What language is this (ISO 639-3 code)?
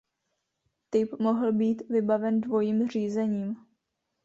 ces